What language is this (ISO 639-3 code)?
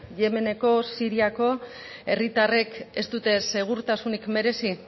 eus